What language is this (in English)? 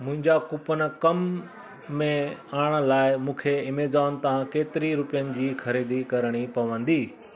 Sindhi